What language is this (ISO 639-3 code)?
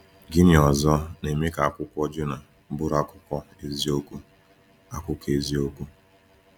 ibo